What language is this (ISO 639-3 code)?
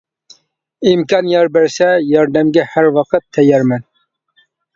uig